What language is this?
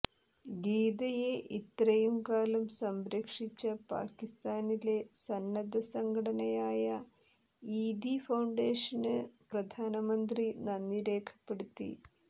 Malayalam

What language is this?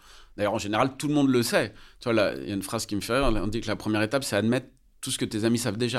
French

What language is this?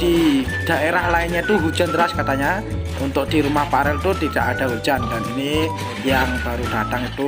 Indonesian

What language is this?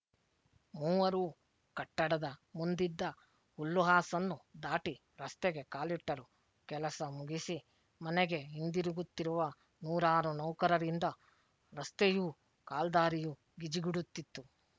Kannada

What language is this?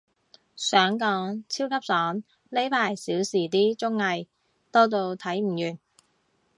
Cantonese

